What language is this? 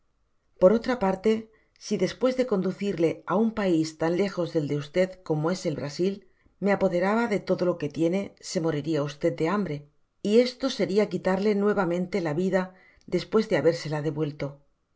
Spanish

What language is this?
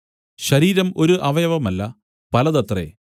Malayalam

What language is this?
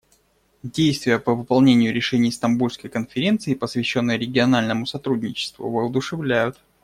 Russian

